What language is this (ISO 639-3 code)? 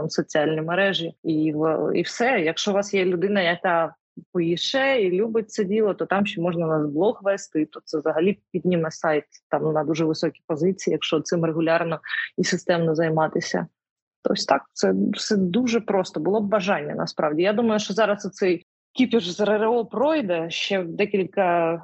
ukr